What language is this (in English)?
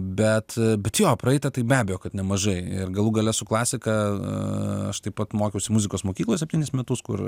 Lithuanian